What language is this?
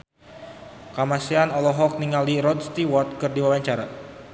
Sundanese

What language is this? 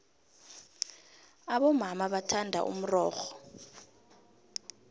South Ndebele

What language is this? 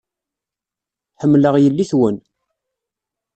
Kabyle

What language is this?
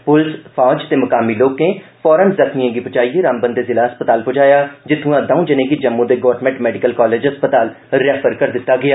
Dogri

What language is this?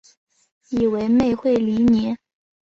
Chinese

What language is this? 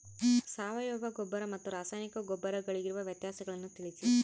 Kannada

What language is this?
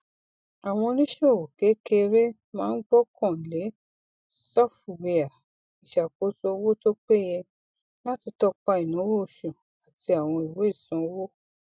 Yoruba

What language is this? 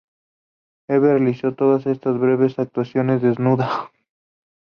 Spanish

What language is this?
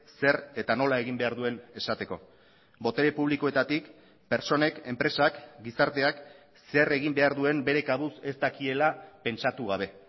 Basque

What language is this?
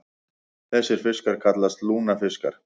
Icelandic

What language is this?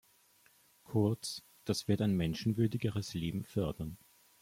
German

